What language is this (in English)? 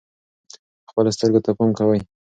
Pashto